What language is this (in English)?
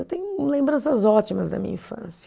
Portuguese